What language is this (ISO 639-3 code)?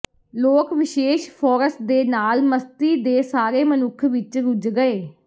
pan